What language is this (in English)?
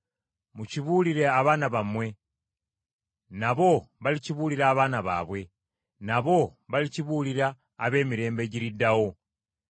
Ganda